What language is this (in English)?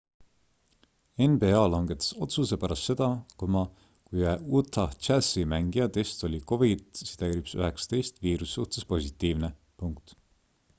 Estonian